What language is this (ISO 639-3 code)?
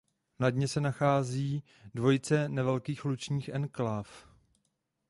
ces